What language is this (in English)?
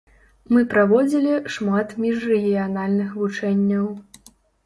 Belarusian